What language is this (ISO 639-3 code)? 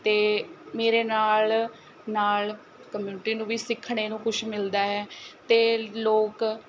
pan